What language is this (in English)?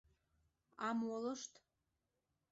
Mari